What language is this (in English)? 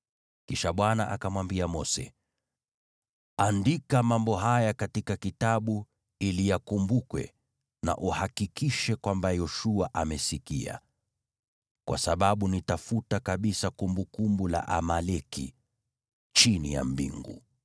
Swahili